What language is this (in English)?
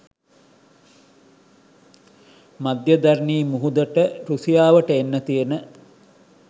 Sinhala